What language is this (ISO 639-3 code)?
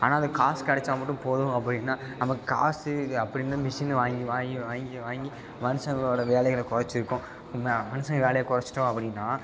tam